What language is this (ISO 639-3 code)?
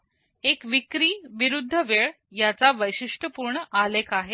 mar